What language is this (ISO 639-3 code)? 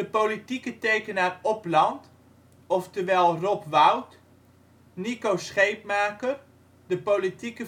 nld